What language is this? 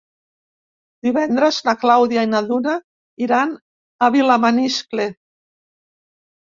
Catalan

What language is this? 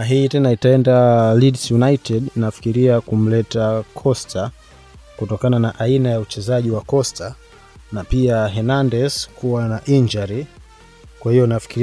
Swahili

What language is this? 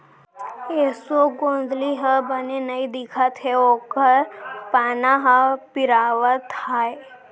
Chhattisgarhi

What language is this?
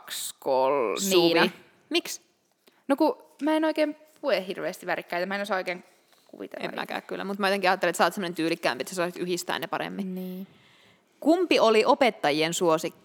Finnish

